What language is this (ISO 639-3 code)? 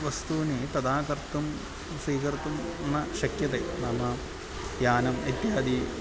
san